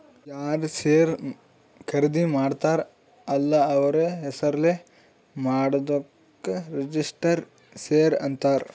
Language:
Kannada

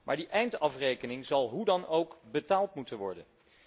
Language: Dutch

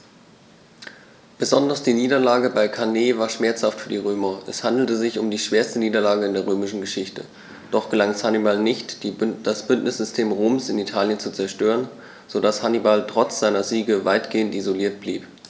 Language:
German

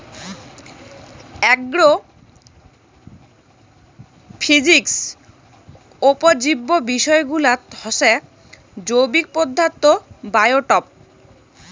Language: Bangla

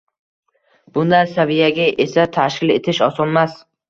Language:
Uzbek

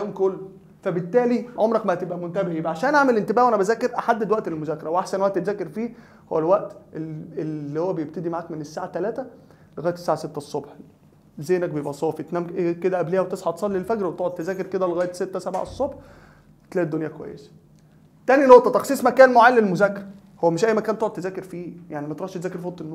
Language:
Arabic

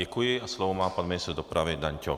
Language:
Czech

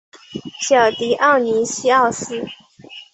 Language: Chinese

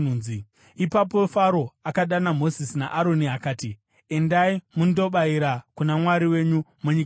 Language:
Shona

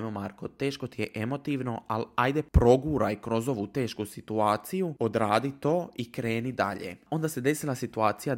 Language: Croatian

